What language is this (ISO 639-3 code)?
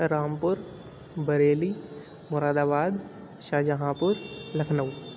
urd